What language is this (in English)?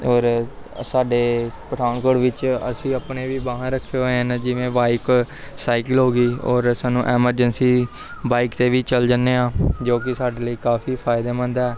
Punjabi